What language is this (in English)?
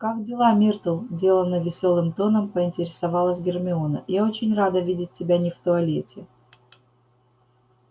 Russian